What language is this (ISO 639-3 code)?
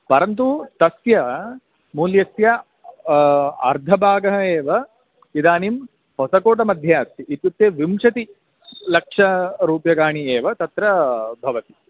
san